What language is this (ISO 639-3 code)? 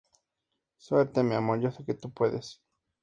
spa